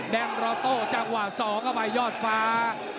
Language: Thai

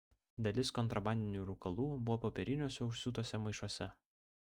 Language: Lithuanian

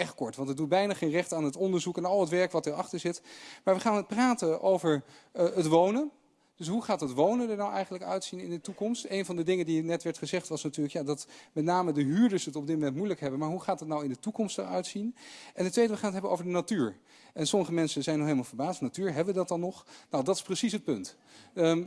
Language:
Dutch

